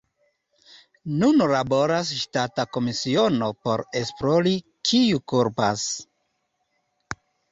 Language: Esperanto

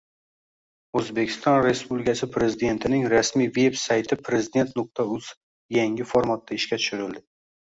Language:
Uzbek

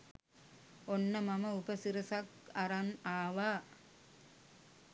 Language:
Sinhala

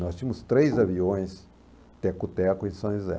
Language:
Portuguese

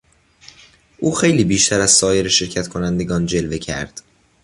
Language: Persian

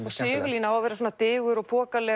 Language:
Icelandic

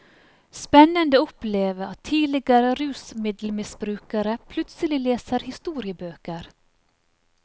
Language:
Norwegian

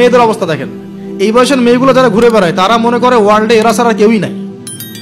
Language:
Turkish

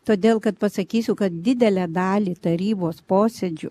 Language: Lithuanian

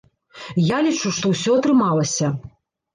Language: Belarusian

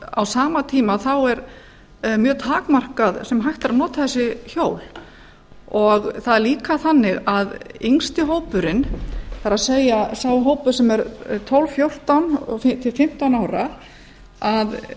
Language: Icelandic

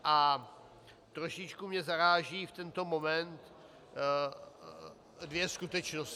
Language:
Czech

